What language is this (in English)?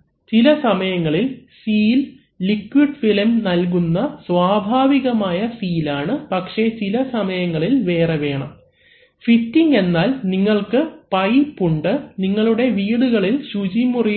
Malayalam